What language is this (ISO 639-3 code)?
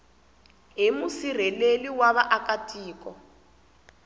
tso